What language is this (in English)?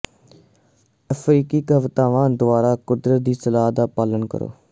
Punjabi